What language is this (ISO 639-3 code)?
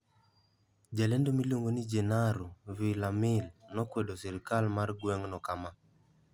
luo